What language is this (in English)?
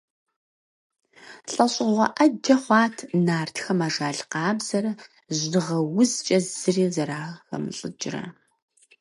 Kabardian